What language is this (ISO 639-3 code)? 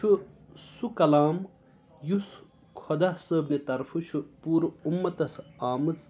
kas